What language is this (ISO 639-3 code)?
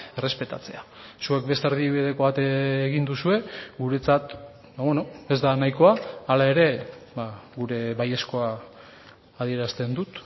eus